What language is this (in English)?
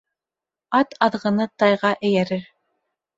Bashkir